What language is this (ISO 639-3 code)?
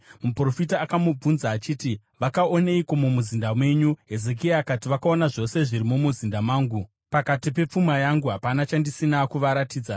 sna